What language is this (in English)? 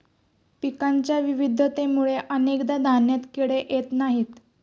Marathi